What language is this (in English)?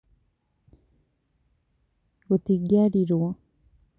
Kikuyu